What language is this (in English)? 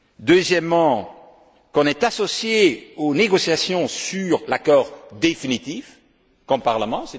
French